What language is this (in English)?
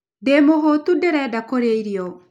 Kikuyu